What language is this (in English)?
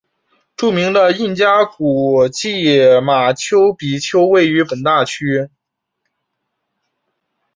Chinese